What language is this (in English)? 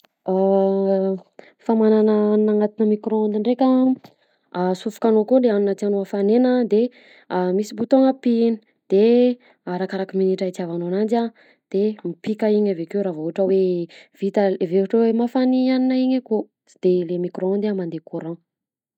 Southern Betsimisaraka Malagasy